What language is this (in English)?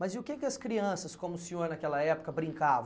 Portuguese